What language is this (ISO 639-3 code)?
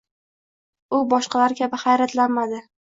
uzb